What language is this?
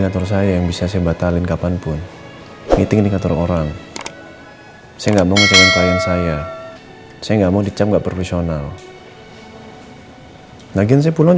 Indonesian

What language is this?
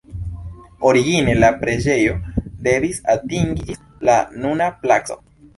Esperanto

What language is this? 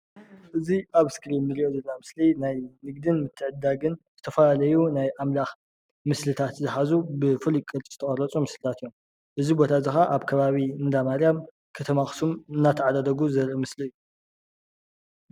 Tigrinya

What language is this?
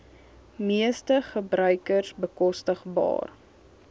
Afrikaans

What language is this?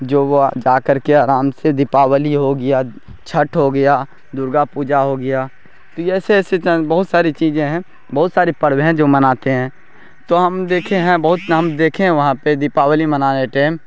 Urdu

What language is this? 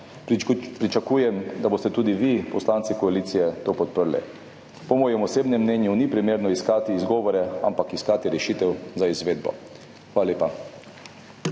Slovenian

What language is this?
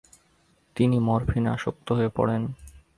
Bangla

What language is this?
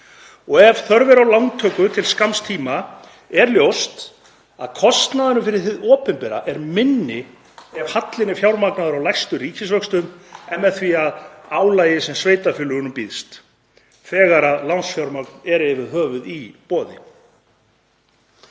Icelandic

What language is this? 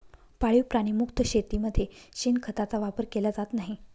Marathi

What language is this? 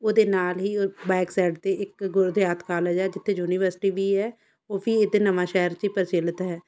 Punjabi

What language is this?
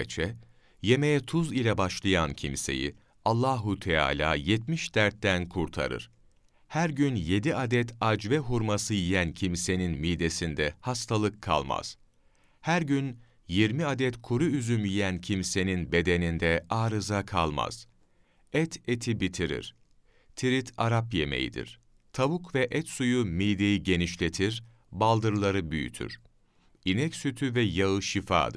Turkish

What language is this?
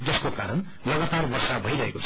Nepali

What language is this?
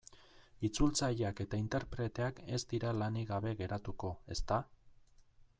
Basque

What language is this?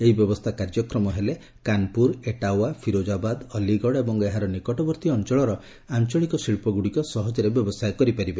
Odia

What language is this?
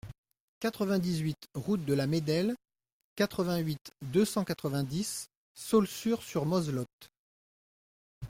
French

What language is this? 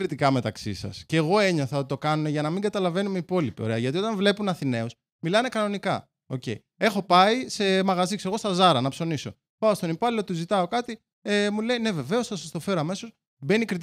Greek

